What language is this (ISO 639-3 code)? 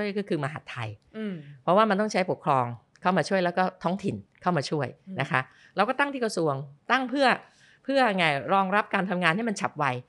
tha